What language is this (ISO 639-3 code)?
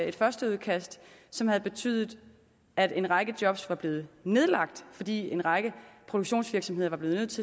dan